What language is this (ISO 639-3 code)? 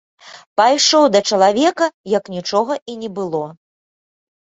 bel